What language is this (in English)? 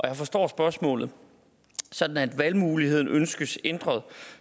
Danish